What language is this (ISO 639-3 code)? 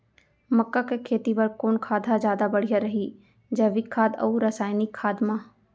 hne